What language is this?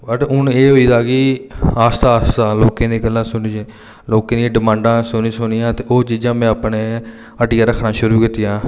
Dogri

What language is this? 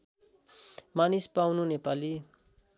Nepali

